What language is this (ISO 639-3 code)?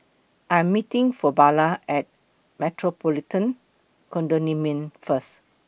eng